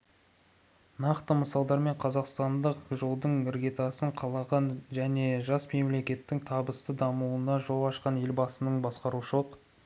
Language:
Kazakh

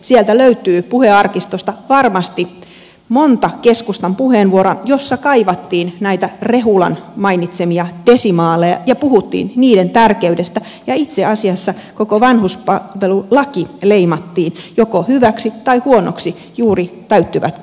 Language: Finnish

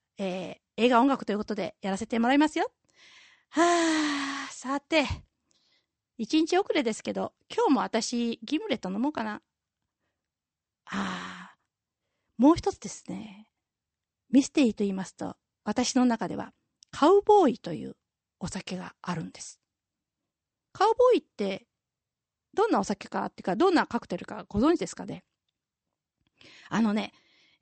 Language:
Japanese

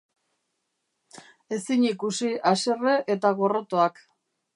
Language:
Basque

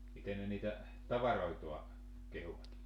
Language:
Finnish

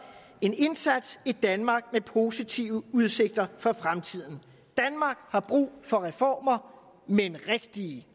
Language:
Danish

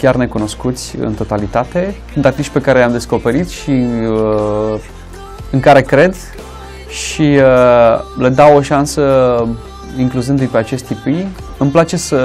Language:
Romanian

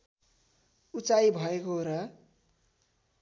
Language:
Nepali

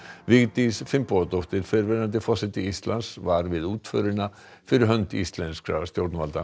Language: Icelandic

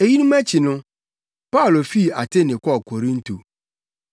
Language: Akan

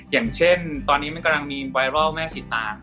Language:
Thai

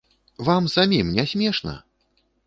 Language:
Belarusian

